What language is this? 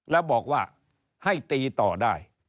Thai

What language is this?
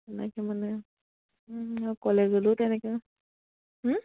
Assamese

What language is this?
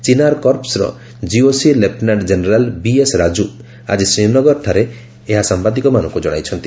Odia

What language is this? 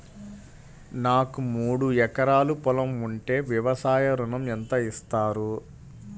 Telugu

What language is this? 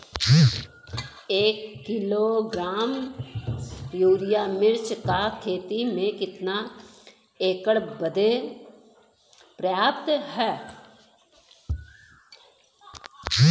Bhojpuri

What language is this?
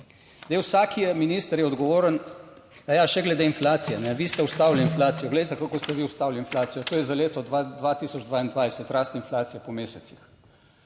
Slovenian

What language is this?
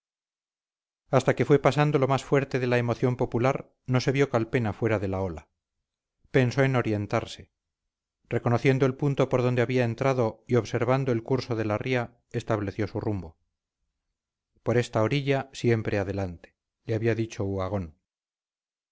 Spanish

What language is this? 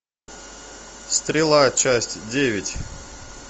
Russian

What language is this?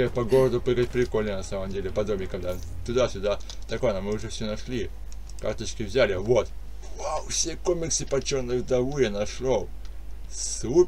Russian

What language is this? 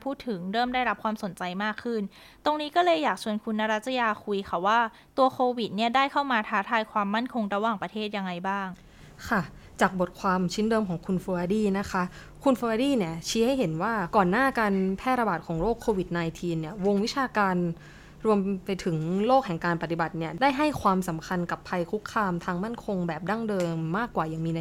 Thai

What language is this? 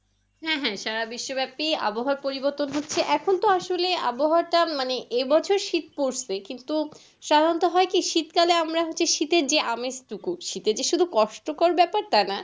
Bangla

